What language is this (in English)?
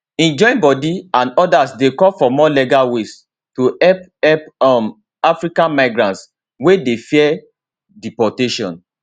Nigerian Pidgin